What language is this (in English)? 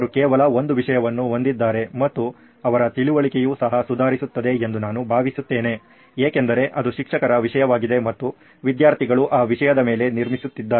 Kannada